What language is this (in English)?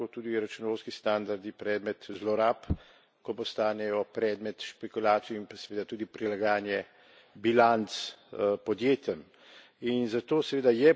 Slovenian